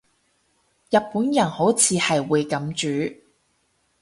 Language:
Cantonese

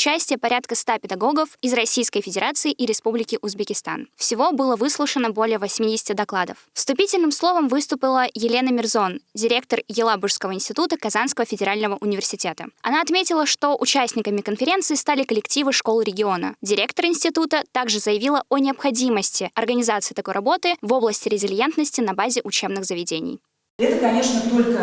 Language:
Russian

